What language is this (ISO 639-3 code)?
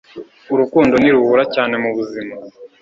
kin